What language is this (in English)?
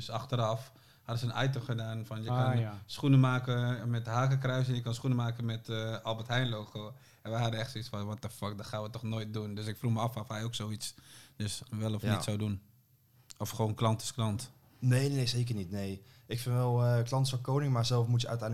Dutch